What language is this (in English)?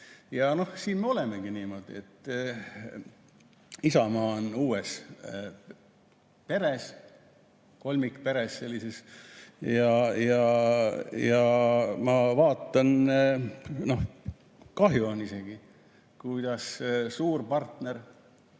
Estonian